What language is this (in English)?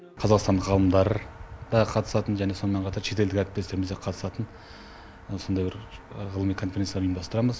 Kazakh